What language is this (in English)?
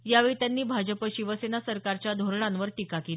Marathi